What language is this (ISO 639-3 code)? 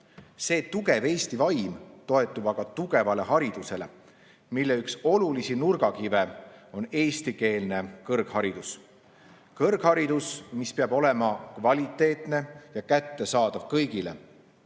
est